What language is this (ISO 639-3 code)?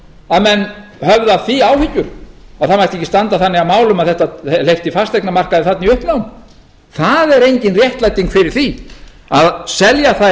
isl